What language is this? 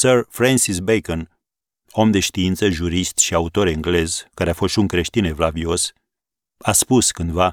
Romanian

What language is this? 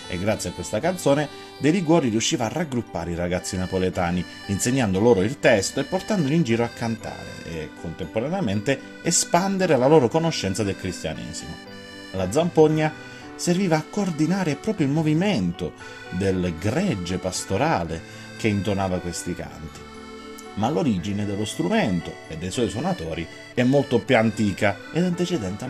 Italian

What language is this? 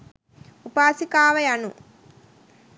Sinhala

